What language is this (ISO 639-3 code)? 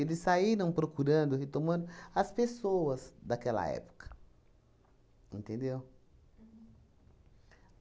por